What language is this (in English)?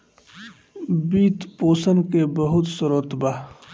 Bhojpuri